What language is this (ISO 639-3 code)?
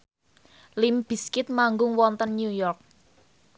jav